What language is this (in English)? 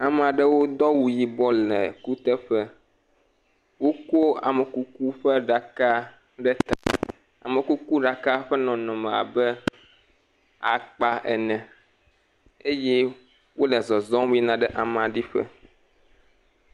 Ewe